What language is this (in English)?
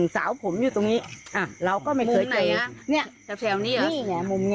Thai